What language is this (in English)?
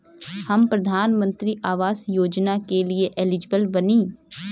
Bhojpuri